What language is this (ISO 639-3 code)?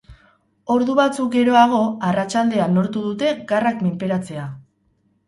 eus